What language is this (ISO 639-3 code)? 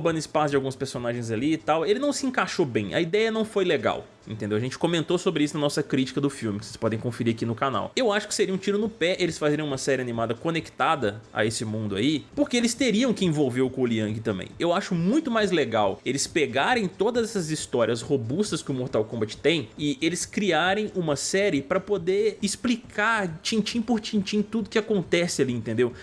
por